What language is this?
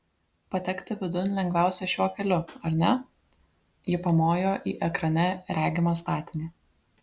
Lithuanian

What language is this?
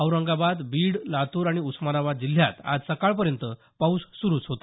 Marathi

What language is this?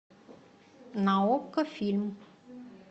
Russian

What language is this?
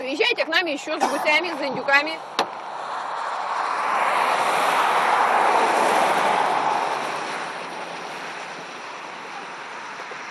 Russian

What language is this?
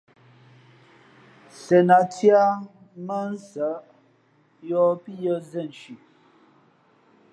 Fe'fe'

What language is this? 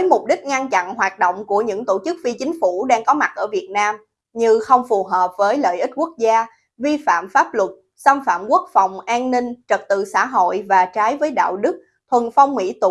Vietnamese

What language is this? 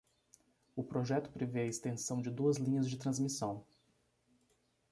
Portuguese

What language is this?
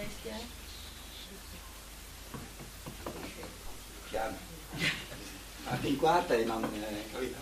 Italian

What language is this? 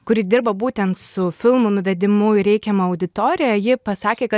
Lithuanian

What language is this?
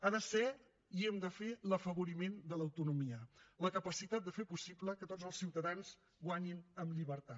Catalan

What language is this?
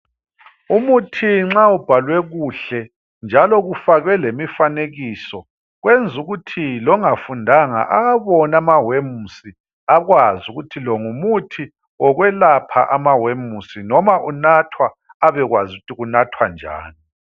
North Ndebele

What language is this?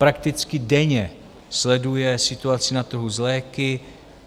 Czech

